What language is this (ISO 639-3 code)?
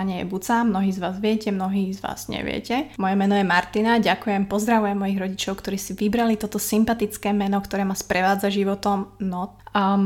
slk